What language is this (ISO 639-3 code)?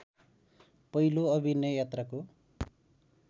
nep